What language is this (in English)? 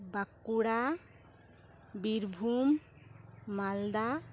Santali